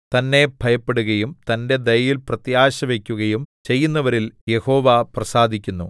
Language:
Malayalam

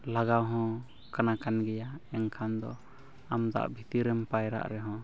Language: Santali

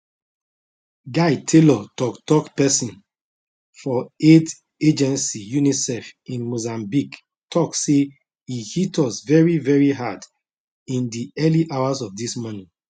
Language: Nigerian Pidgin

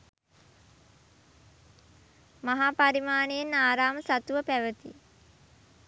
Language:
Sinhala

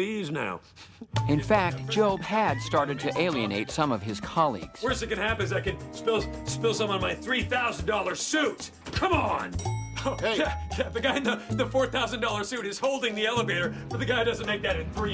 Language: English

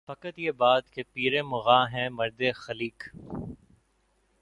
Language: Urdu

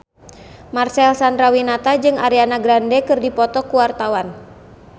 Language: Sundanese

